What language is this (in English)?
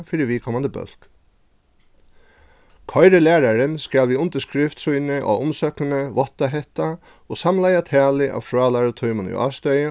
Faroese